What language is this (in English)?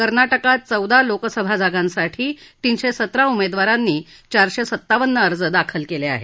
Marathi